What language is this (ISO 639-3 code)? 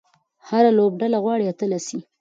pus